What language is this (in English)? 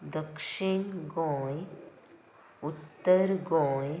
Konkani